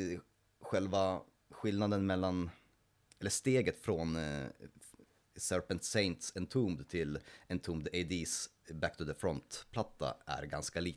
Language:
Swedish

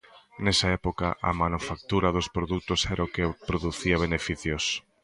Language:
Galician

